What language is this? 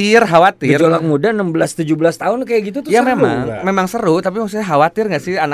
Indonesian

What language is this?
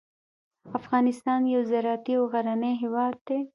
Pashto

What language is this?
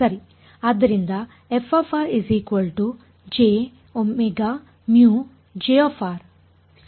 Kannada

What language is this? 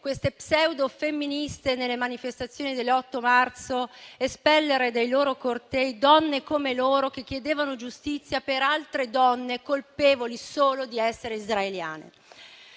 Italian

